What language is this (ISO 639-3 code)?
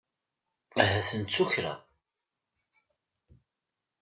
kab